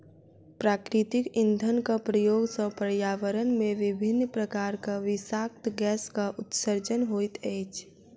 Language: Maithili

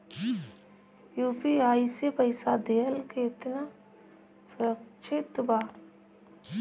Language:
Bhojpuri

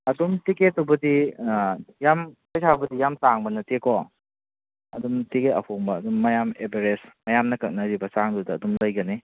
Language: Manipuri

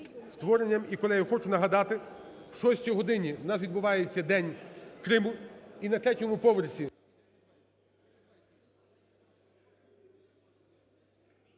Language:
Ukrainian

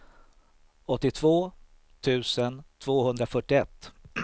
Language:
Swedish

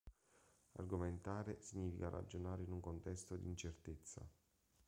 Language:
Italian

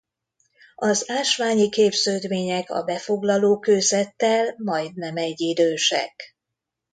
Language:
Hungarian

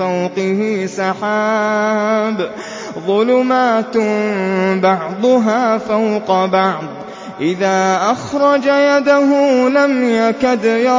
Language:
Arabic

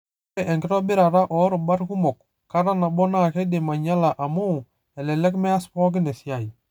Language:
Masai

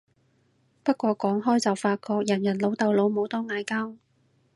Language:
Cantonese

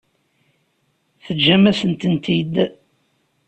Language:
Kabyle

